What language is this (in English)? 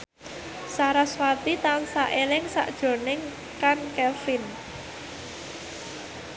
Javanese